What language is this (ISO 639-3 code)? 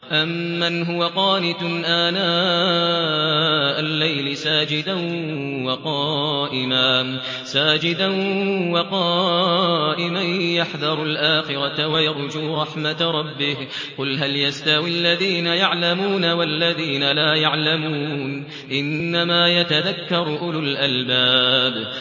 ara